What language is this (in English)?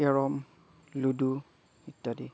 Assamese